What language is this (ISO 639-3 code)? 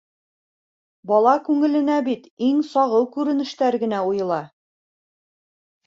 bak